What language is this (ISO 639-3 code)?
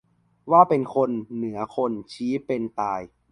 tha